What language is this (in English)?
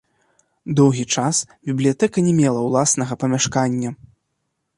Belarusian